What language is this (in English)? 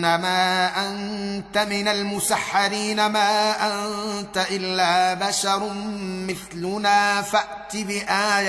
Arabic